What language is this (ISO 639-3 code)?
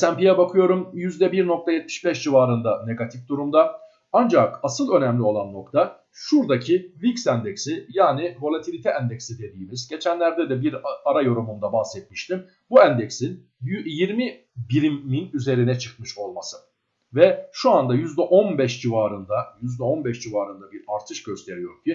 tur